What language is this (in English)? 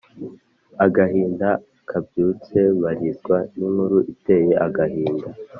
Kinyarwanda